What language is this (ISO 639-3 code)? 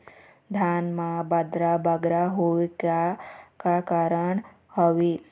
hne